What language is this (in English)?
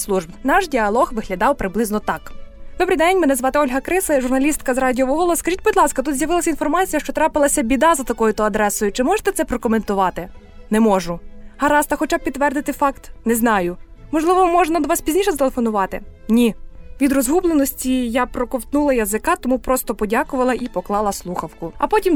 Ukrainian